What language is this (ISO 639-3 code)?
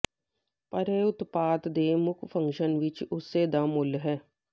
pan